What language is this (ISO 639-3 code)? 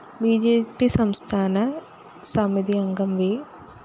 mal